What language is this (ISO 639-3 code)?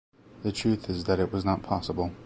eng